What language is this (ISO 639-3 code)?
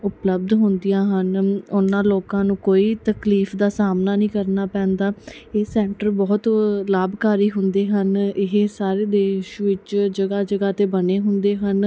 pan